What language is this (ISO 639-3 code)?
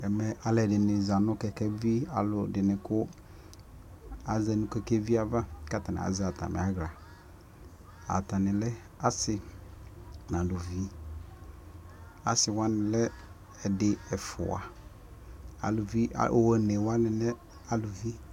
kpo